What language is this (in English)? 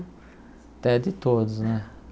Portuguese